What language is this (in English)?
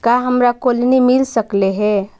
Magahi